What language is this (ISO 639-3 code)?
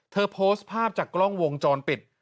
tha